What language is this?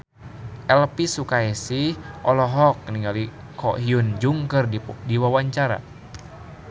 Sundanese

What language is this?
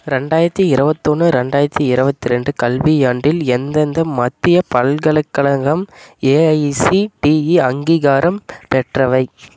Tamil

